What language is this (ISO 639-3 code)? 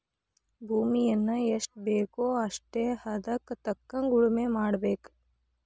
kan